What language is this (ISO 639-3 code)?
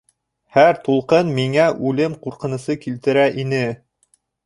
bak